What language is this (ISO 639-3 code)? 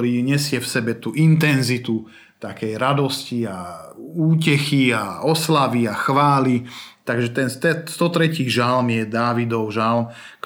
slk